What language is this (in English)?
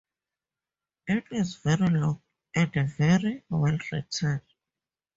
English